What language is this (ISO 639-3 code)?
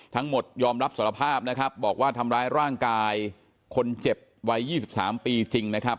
tha